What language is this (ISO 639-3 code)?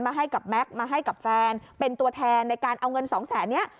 tha